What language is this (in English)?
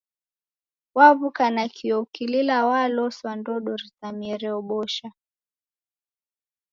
Taita